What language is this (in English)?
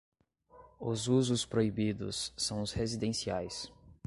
Portuguese